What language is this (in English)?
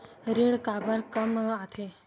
Chhattisgarhi